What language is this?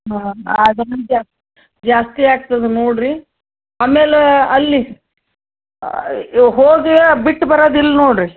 Kannada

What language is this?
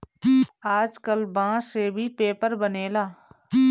Bhojpuri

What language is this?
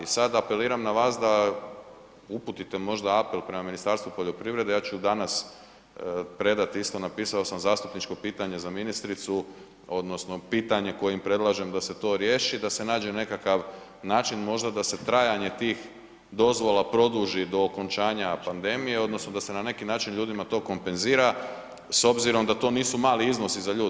Croatian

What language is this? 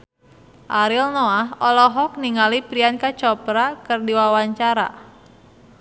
Sundanese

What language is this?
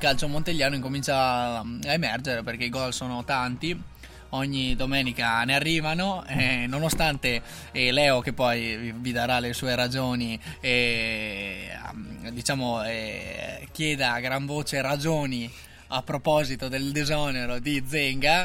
Italian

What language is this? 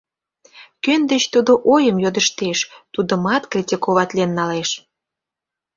Mari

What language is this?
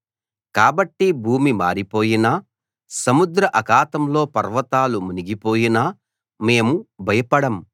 Telugu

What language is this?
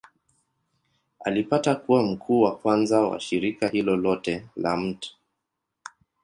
Swahili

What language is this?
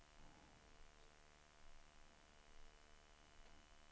Swedish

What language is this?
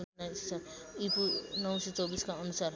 Nepali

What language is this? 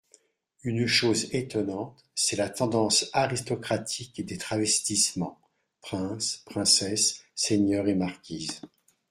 French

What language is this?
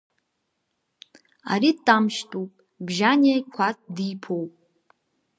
Abkhazian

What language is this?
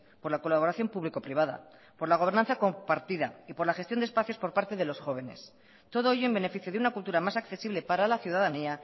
Spanish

